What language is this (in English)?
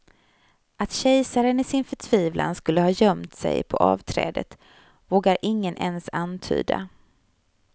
Swedish